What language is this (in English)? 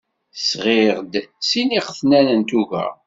Kabyle